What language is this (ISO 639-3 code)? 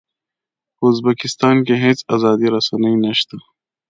pus